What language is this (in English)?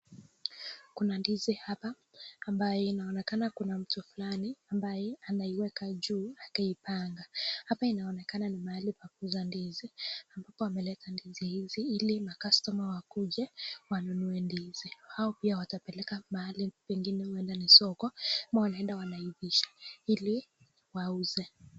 Swahili